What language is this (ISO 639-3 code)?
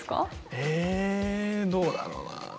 jpn